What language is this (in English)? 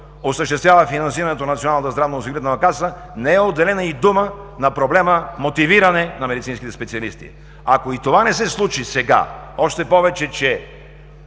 Bulgarian